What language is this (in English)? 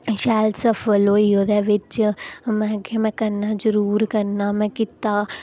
Dogri